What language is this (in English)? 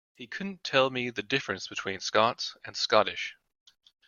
English